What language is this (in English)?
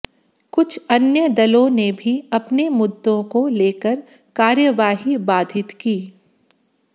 Hindi